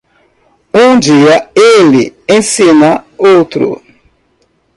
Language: Portuguese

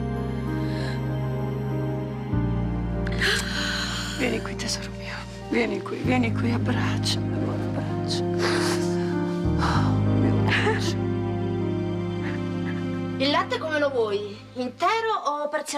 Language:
Italian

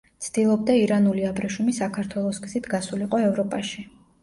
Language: Georgian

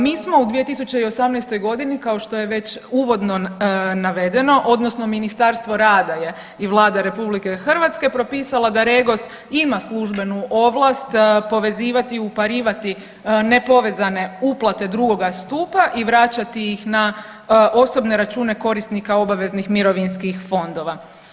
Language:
Croatian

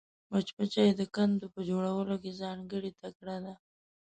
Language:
Pashto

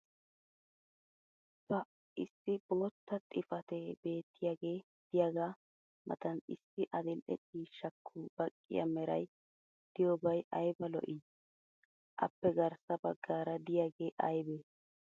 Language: Wolaytta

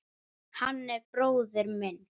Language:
Icelandic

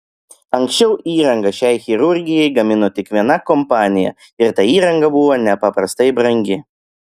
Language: Lithuanian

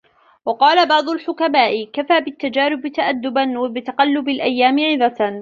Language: Arabic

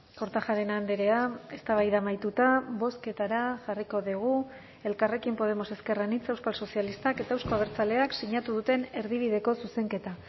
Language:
Basque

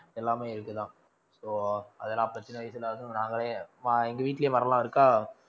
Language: Tamil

